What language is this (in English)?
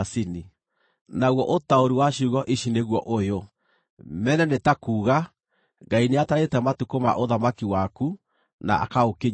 Kikuyu